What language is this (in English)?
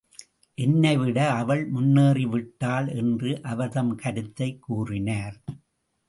Tamil